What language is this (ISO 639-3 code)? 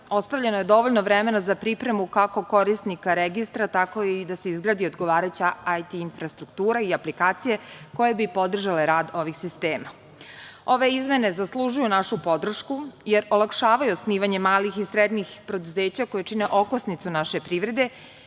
srp